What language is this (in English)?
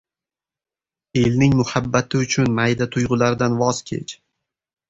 Uzbek